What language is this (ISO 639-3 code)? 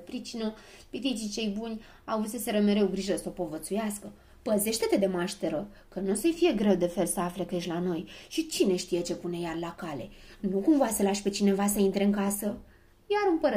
ron